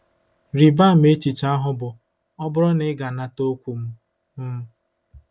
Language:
Igbo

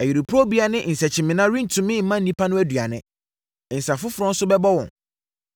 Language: Akan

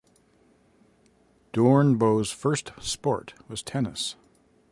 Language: English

